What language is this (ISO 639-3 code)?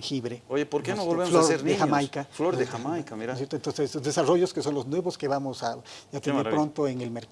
spa